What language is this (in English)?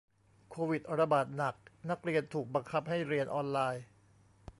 Thai